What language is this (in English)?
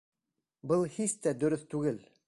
Bashkir